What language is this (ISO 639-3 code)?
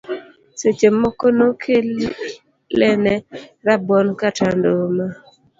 luo